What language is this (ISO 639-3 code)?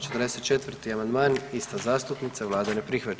hrv